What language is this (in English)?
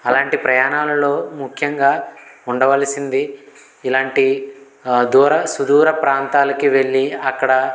Telugu